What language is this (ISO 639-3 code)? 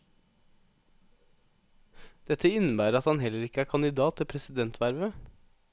nor